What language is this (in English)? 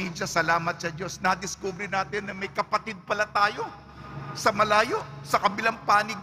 Filipino